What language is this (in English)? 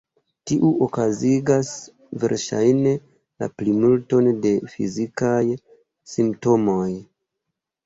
Esperanto